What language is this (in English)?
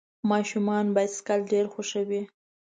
Pashto